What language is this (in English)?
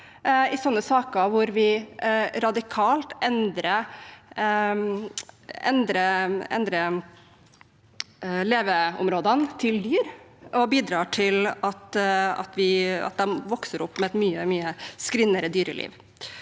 Norwegian